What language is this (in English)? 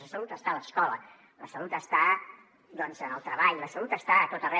Catalan